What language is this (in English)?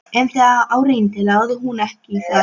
Icelandic